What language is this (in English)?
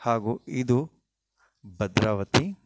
Kannada